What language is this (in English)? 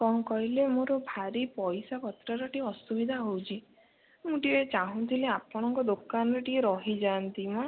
Odia